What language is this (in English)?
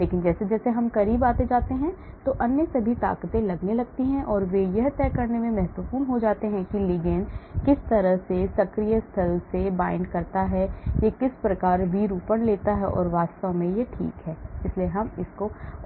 Hindi